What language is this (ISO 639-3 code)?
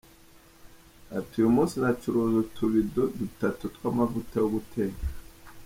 kin